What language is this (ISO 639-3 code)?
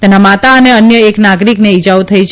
guj